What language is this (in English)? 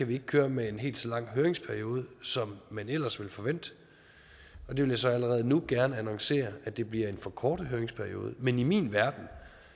Danish